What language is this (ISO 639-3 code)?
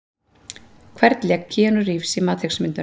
isl